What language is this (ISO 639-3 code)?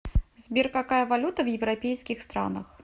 rus